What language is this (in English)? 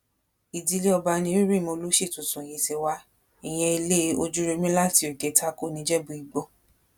Yoruba